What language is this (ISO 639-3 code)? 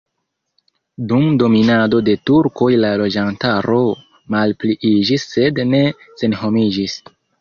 epo